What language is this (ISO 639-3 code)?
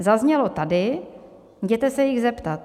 ces